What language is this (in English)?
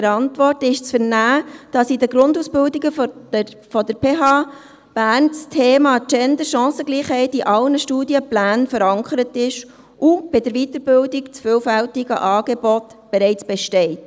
Swiss German